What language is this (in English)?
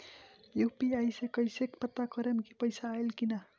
Bhojpuri